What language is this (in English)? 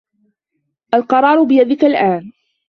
Arabic